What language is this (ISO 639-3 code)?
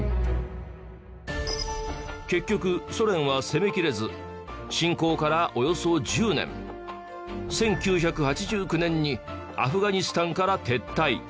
jpn